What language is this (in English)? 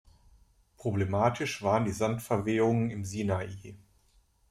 German